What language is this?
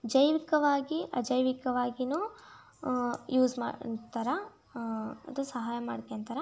Kannada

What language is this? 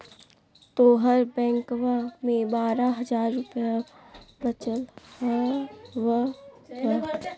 Magahi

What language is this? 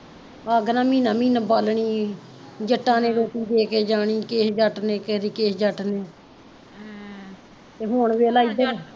Punjabi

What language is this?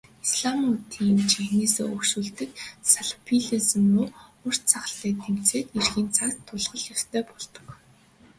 Mongolian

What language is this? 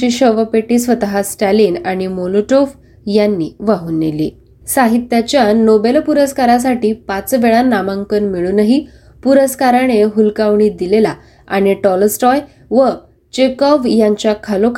Marathi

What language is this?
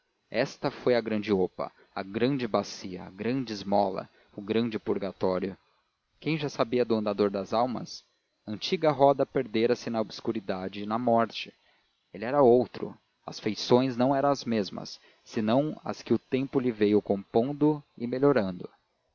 Portuguese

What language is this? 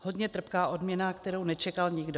Czech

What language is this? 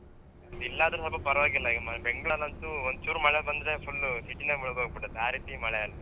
Kannada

